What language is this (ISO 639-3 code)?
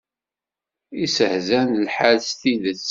kab